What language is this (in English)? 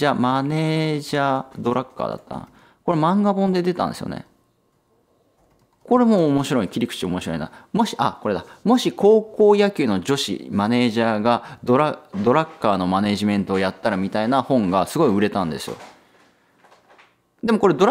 Japanese